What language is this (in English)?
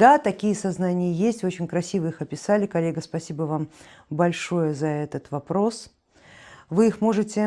Russian